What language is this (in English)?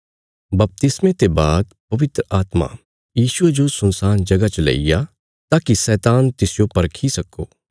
Bilaspuri